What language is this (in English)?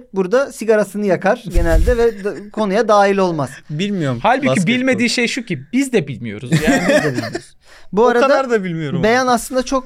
Turkish